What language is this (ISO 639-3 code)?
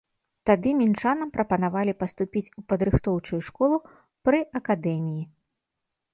bel